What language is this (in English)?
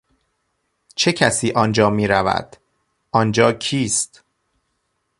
Persian